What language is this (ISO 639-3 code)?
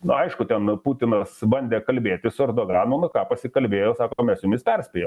lit